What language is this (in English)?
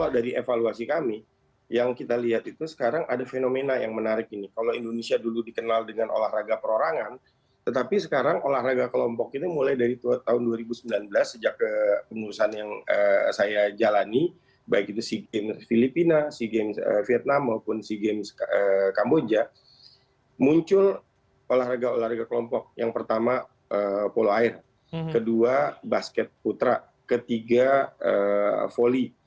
Indonesian